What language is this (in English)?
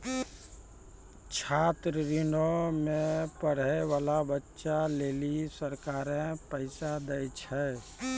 Maithili